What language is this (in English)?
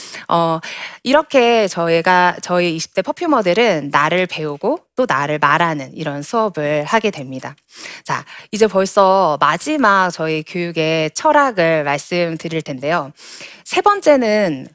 Korean